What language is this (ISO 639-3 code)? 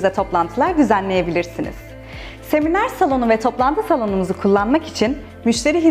tur